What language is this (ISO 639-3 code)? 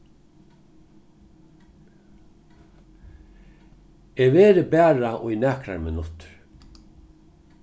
fao